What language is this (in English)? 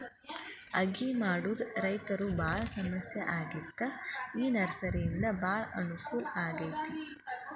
Kannada